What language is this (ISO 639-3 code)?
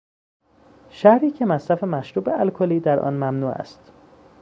fas